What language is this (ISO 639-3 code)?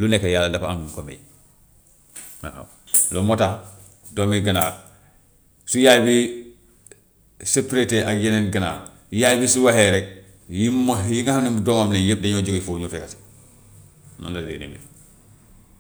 wof